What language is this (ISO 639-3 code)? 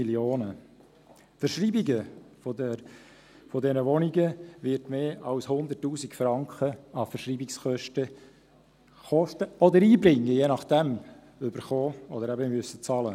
gsw